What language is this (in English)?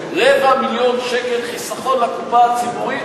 Hebrew